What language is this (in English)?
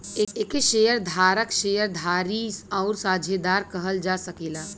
Bhojpuri